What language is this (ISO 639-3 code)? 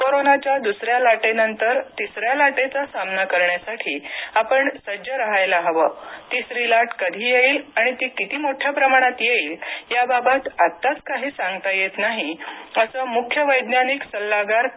mar